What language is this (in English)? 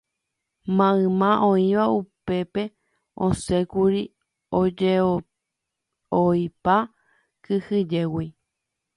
Guarani